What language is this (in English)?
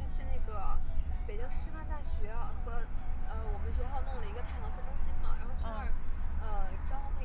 Chinese